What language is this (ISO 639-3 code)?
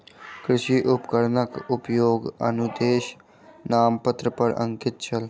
mai